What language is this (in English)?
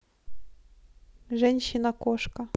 Russian